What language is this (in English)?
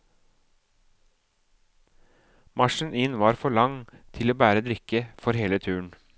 Norwegian